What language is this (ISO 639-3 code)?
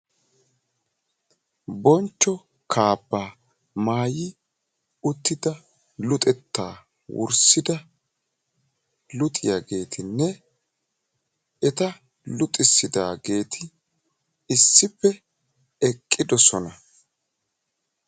wal